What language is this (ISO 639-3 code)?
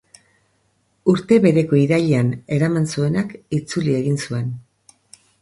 eus